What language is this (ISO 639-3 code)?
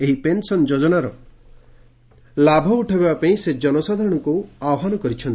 ori